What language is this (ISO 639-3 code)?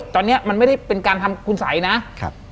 tha